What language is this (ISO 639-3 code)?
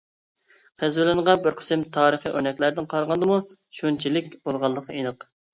uig